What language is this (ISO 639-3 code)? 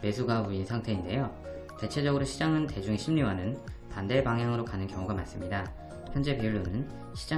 kor